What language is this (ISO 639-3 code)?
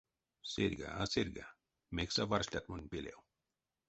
myv